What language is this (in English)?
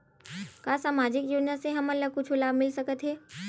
Chhattisgarhi